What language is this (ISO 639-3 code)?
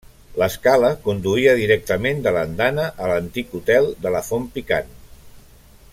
cat